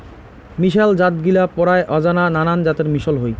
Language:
Bangla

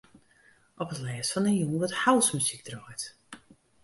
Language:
Western Frisian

